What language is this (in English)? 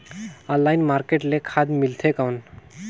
Chhattisgarhi